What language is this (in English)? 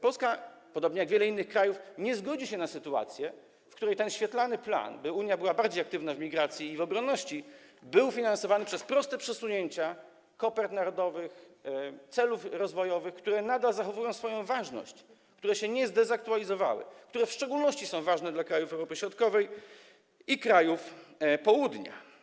Polish